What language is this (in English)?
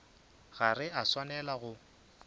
Northern Sotho